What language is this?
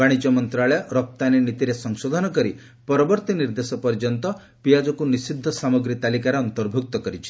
Odia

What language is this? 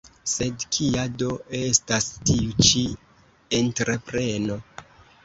Esperanto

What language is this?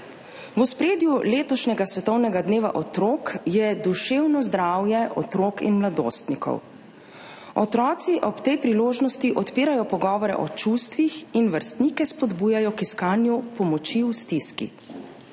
Slovenian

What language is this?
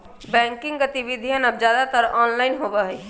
Magahi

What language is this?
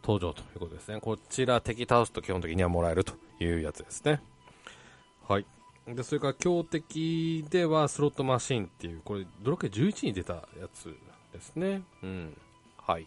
Japanese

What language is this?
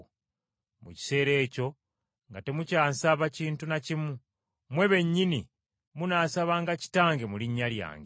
Ganda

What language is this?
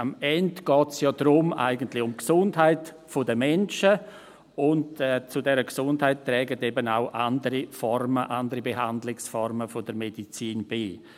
Swiss German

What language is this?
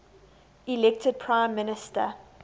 English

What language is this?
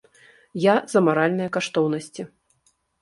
Belarusian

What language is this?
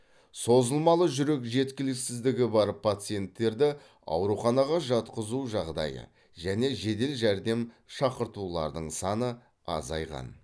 Kazakh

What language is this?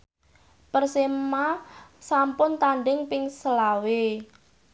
Javanese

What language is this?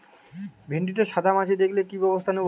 Bangla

